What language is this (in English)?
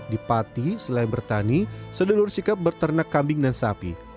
Indonesian